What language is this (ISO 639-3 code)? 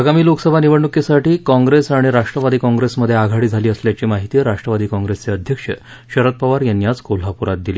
mar